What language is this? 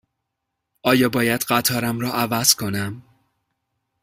Persian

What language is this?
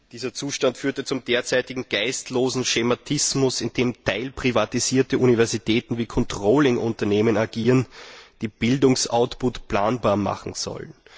German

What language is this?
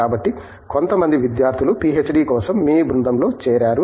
Telugu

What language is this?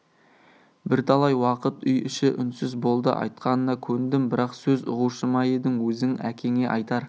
Kazakh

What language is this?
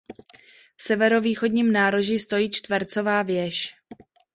Czech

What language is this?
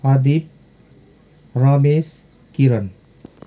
Nepali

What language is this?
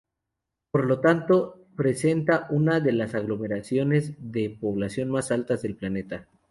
Spanish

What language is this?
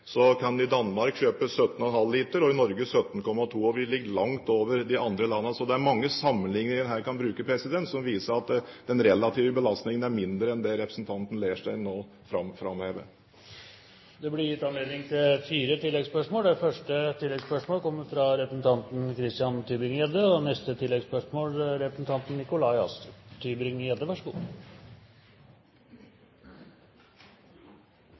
Norwegian Bokmål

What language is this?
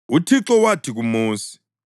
North Ndebele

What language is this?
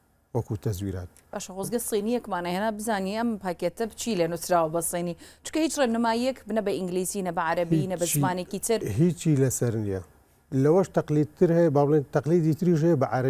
Arabic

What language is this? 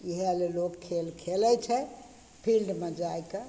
Maithili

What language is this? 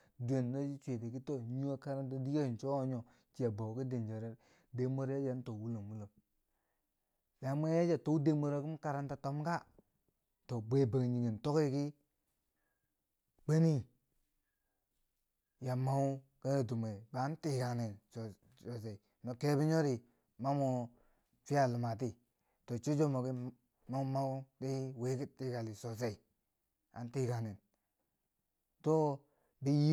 Bangwinji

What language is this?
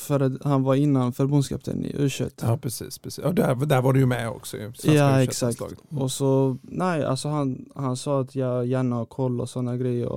Swedish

